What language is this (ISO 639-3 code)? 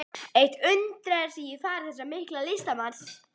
isl